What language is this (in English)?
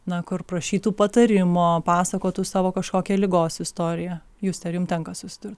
Lithuanian